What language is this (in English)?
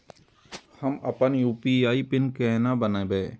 Maithili